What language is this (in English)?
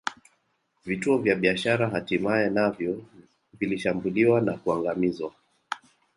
Swahili